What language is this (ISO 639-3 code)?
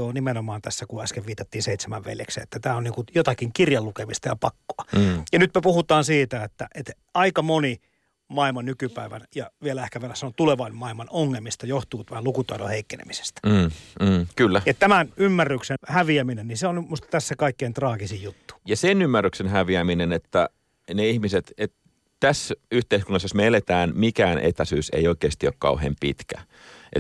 fin